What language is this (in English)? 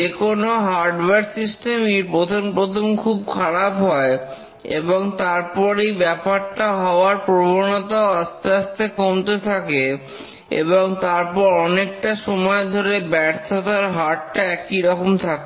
Bangla